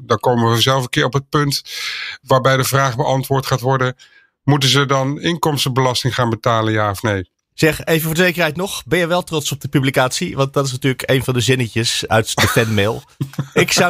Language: Dutch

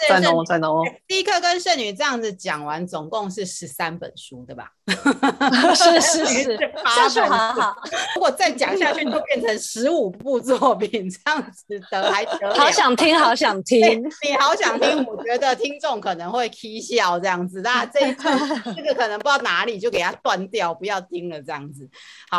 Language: Chinese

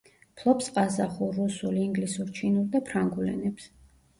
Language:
Georgian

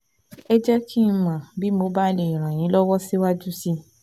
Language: Yoruba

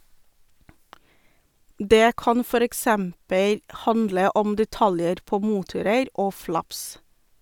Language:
Norwegian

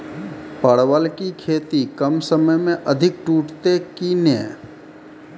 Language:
Maithili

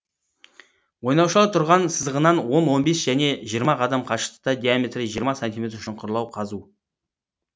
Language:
Kazakh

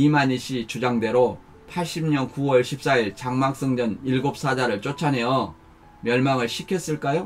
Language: Korean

